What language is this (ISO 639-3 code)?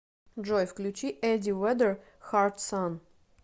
rus